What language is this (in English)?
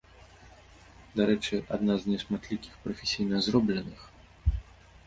Belarusian